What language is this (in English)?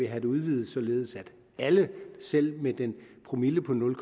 Danish